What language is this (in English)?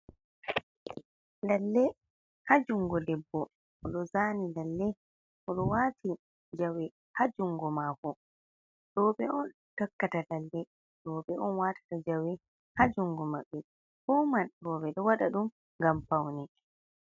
Fula